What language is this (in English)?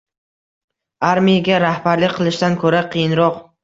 Uzbek